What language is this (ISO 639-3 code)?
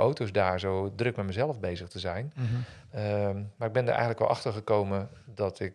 nld